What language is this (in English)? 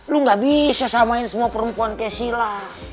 Indonesian